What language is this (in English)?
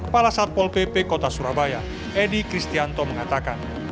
Indonesian